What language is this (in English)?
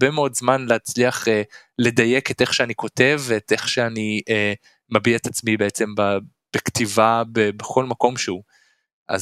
Hebrew